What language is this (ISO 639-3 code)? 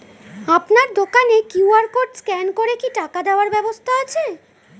ben